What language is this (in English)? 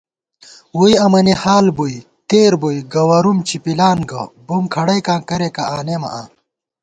Gawar-Bati